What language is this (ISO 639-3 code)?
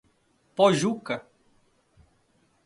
por